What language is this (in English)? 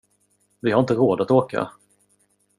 Swedish